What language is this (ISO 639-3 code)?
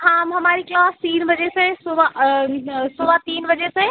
hin